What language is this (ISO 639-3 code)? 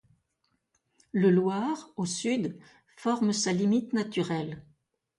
fra